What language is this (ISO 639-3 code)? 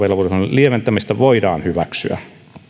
fin